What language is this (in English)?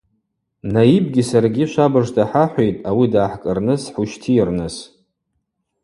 Abaza